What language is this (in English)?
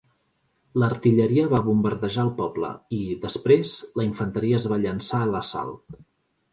Catalan